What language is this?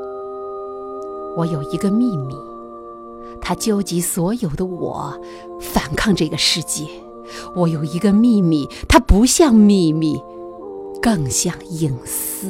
Chinese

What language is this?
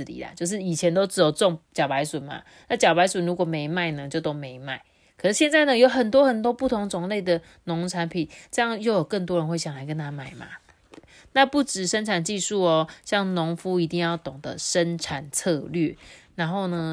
Chinese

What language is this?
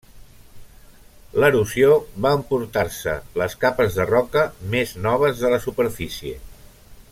Catalan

